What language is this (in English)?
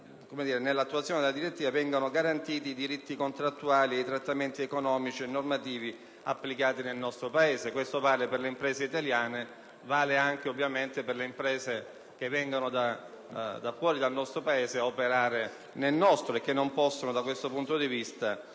Italian